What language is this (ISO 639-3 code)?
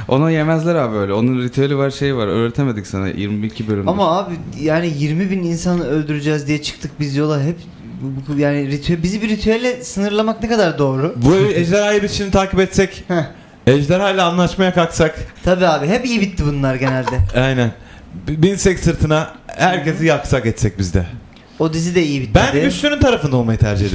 tur